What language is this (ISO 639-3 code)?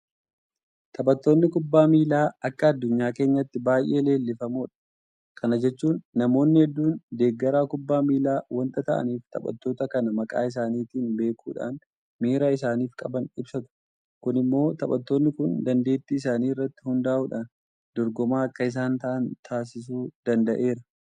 orm